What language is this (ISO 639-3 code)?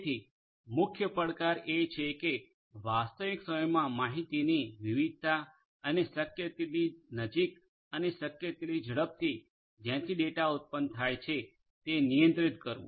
guj